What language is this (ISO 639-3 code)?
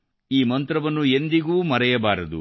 kan